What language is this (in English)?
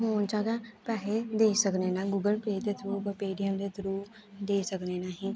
Dogri